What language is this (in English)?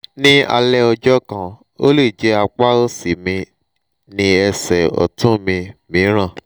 Yoruba